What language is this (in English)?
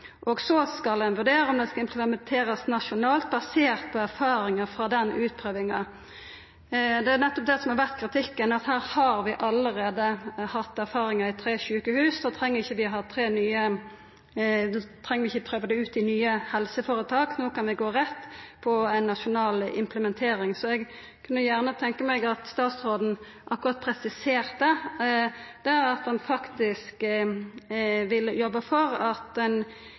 Norwegian Nynorsk